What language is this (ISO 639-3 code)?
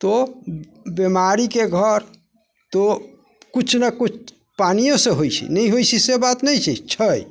mai